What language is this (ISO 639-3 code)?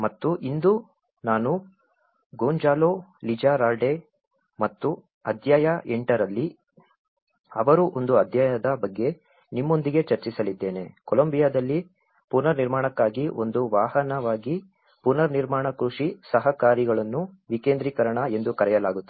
kan